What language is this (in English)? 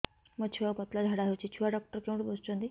Odia